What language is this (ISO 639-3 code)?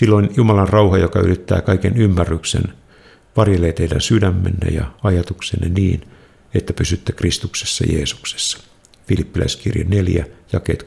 fin